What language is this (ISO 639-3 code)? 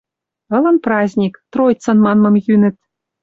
mrj